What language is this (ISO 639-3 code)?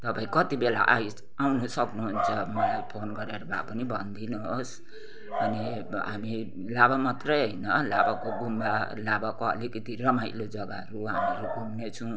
nep